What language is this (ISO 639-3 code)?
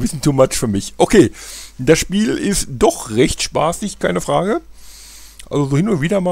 deu